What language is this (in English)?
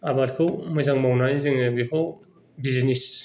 Bodo